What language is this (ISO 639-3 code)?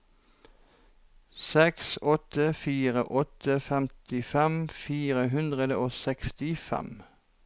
nor